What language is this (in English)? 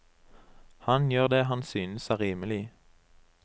Norwegian